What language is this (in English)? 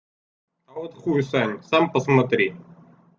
Russian